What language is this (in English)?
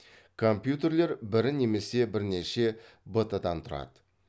Kazakh